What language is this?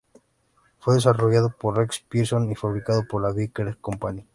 Spanish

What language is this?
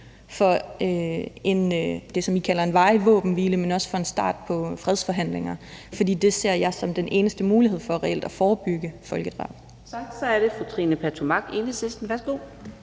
Danish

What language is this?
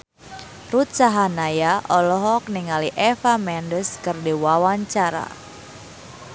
Sundanese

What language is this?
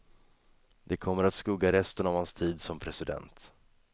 Swedish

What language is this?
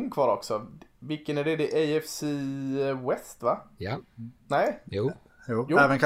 Swedish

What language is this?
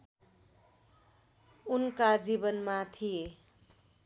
Nepali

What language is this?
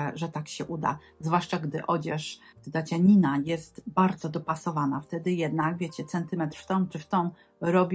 Polish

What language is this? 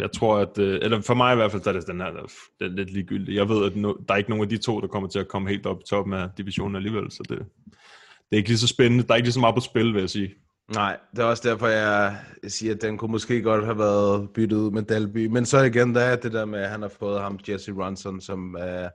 Danish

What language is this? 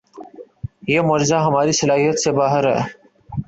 Urdu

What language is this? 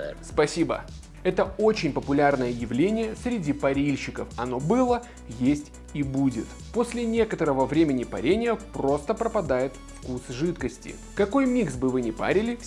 Russian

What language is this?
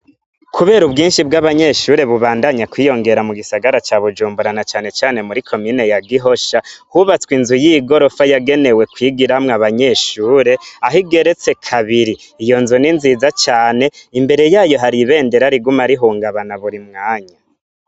Rundi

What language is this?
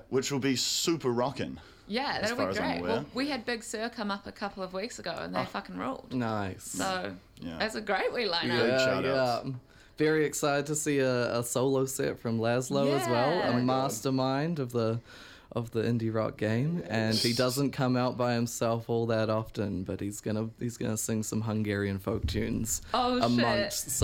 English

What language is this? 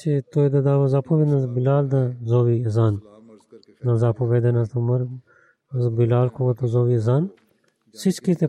Bulgarian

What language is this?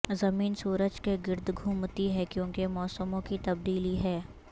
Urdu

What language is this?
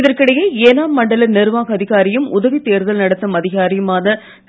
Tamil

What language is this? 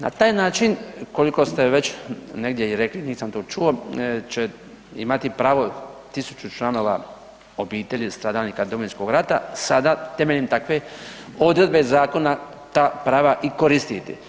Croatian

